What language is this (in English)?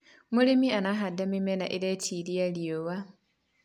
Kikuyu